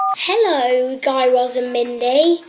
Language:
English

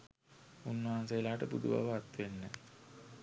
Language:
Sinhala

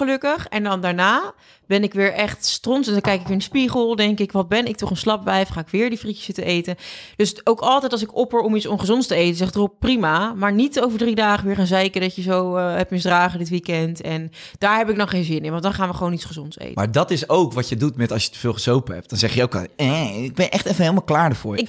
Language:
Dutch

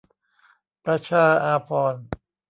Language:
Thai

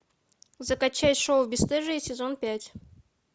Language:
Russian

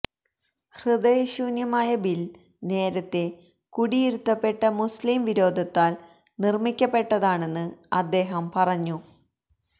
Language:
Malayalam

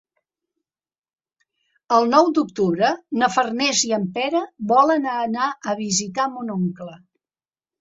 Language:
Catalan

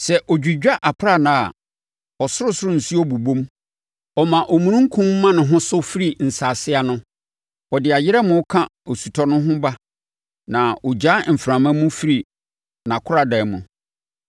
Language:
Akan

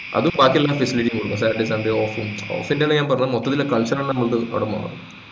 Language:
Malayalam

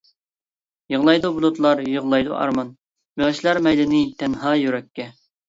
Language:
Uyghur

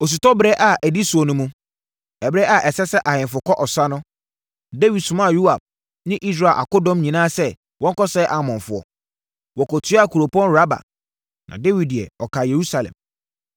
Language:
Akan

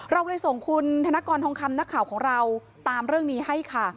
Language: Thai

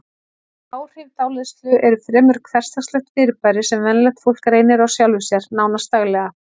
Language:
Icelandic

